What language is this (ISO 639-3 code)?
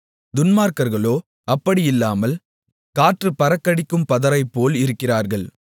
tam